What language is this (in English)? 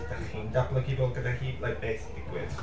Welsh